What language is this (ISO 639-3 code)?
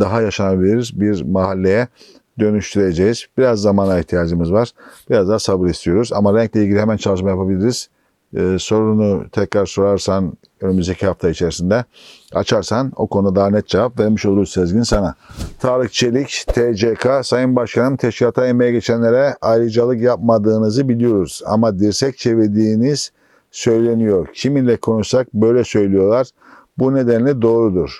tur